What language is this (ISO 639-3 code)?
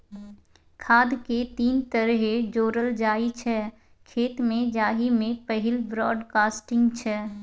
mai